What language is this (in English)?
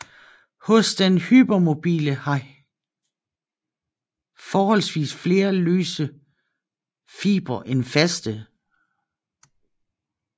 Danish